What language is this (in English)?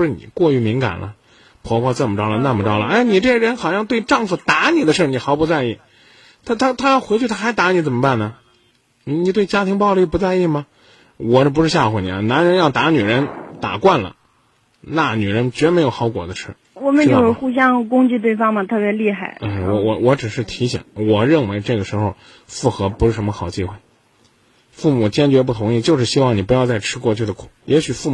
Chinese